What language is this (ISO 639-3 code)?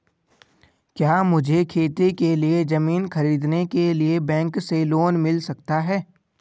hin